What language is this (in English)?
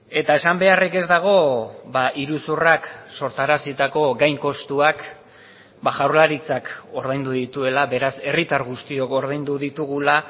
Basque